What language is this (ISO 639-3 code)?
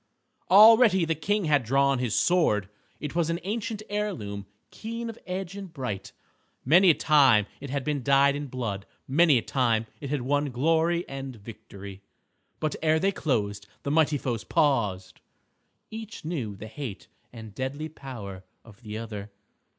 eng